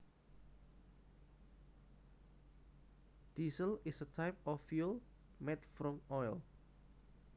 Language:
Javanese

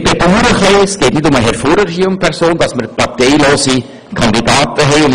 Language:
Swiss German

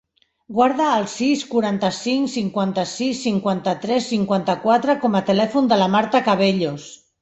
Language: Catalan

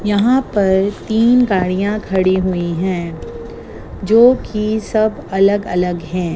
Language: Hindi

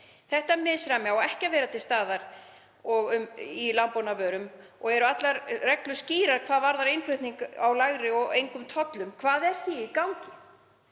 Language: Icelandic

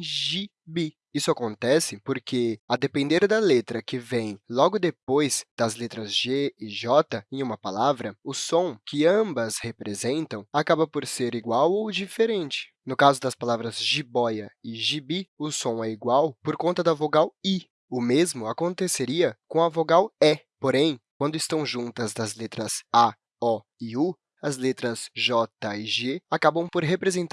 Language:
Portuguese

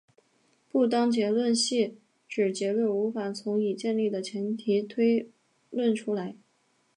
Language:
Chinese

